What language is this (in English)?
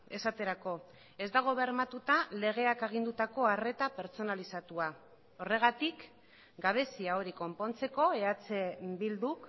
Basque